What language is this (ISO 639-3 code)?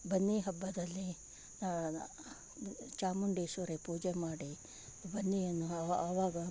kan